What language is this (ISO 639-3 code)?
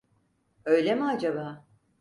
tur